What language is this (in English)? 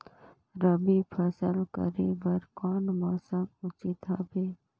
Chhattisgarhi